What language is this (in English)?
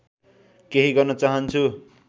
Nepali